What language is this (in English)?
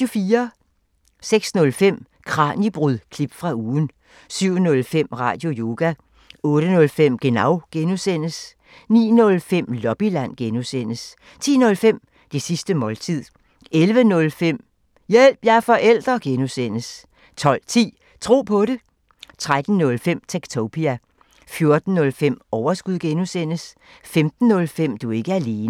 Danish